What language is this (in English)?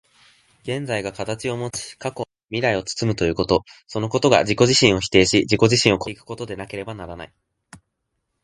Japanese